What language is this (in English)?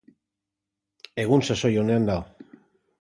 Basque